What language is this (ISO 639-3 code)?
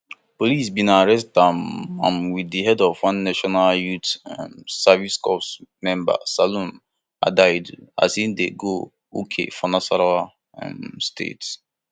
pcm